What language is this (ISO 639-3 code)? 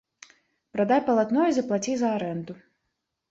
bel